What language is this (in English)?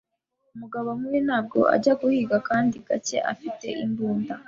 Kinyarwanda